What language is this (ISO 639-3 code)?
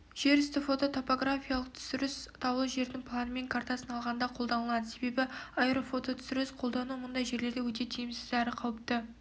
kaz